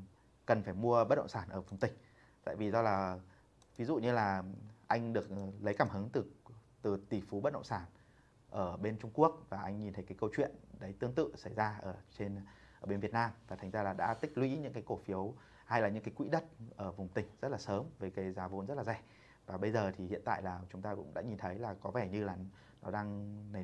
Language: Vietnamese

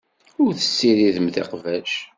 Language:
Kabyle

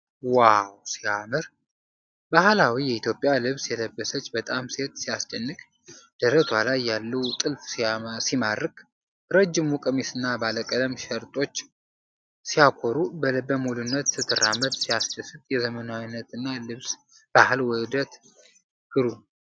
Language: Amharic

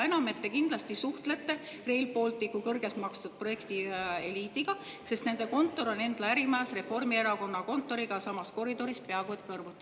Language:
Estonian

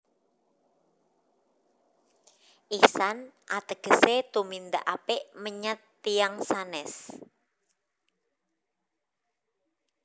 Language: Javanese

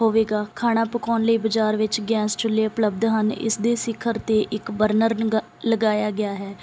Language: Punjabi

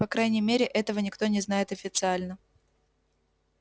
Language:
Russian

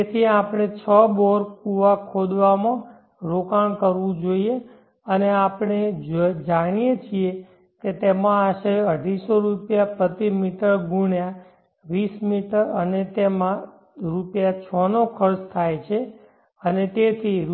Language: Gujarati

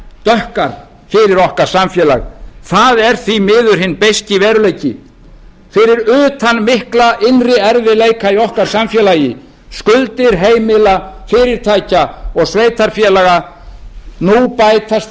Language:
Icelandic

